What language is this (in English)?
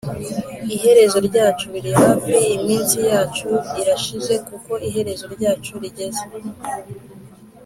Kinyarwanda